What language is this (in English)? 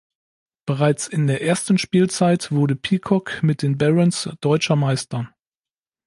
German